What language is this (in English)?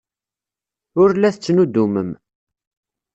Kabyle